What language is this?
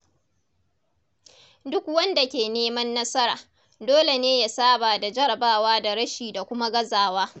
Hausa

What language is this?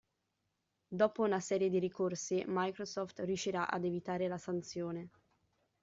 Italian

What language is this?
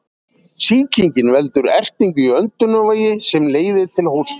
Icelandic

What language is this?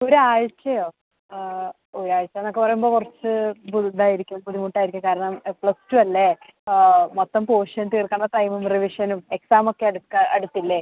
Malayalam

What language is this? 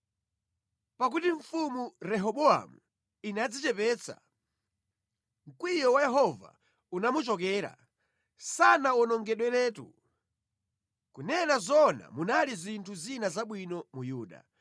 Nyanja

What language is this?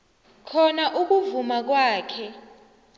South Ndebele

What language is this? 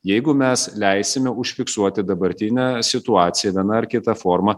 Lithuanian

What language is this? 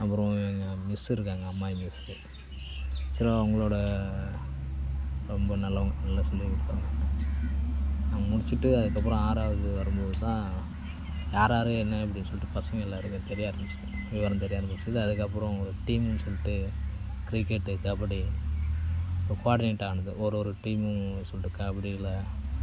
Tamil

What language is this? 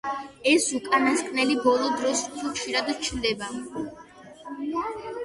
Georgian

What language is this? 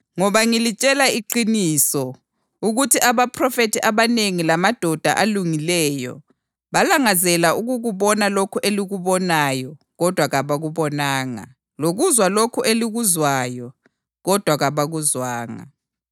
North Ndebele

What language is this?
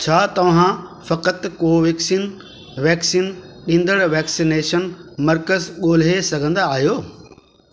Sindhi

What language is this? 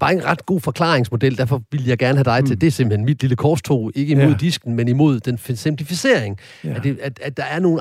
Danish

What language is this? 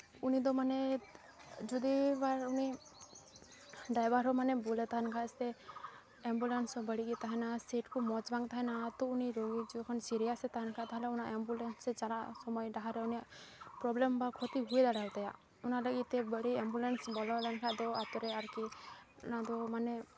Santali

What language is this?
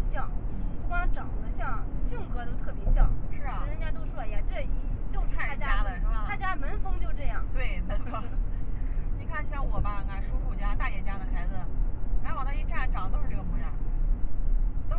Chinese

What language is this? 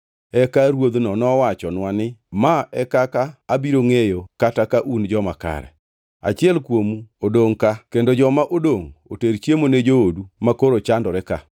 Luo (Kenya and Tanzania)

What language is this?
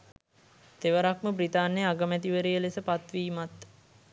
Sinhala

